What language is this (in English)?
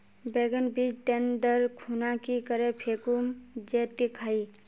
Magahi